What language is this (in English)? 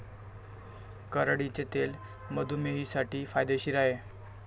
Marathi